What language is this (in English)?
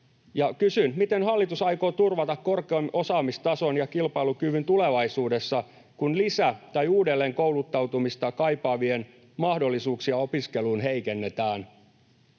Finnish